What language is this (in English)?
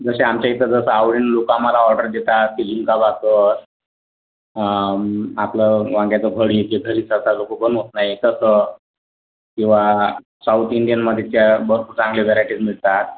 Marathi